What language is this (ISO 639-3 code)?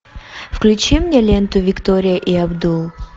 rus